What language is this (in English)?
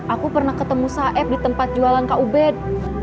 Indonesian